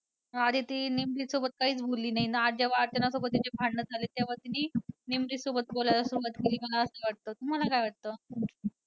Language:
Marathi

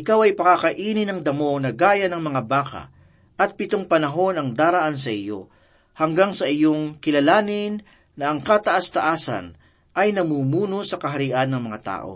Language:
Filipino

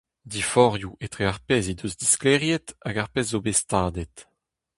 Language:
Breton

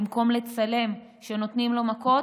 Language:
Hebrew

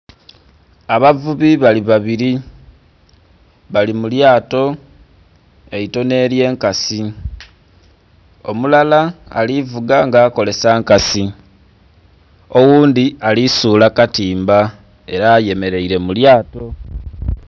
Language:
Soga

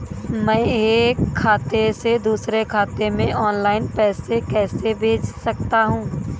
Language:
Hindi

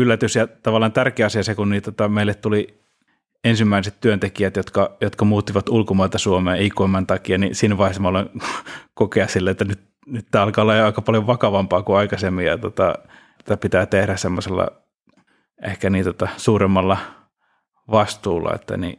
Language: Finnish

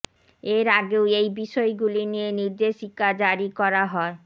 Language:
Bangla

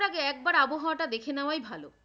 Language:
Bangla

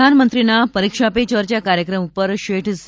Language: Gujarati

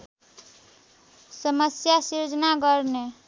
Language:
Nepali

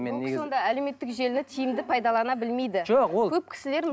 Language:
Kazakh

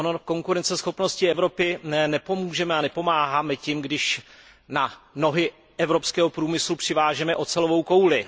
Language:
Czech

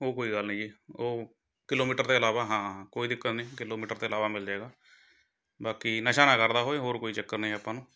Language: Punjabi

